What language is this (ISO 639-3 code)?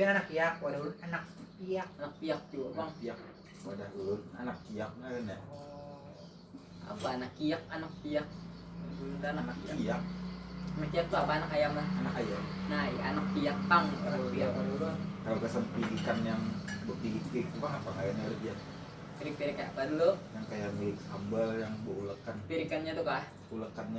ind